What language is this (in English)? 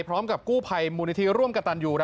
Thai